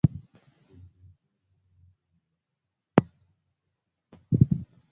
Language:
Swahili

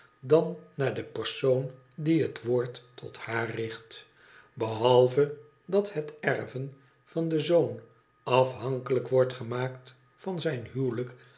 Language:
Dutch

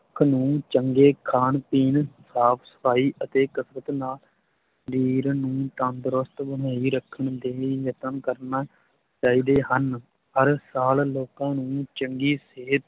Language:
Punjabi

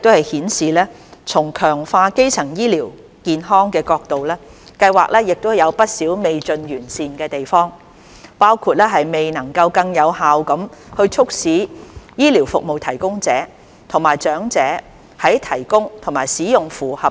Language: Cantonese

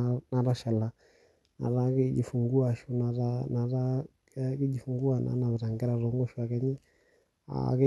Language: Masai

